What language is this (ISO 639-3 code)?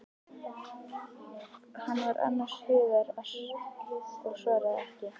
isl